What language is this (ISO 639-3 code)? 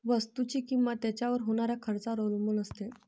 mar